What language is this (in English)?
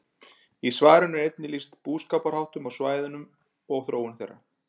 Icelandic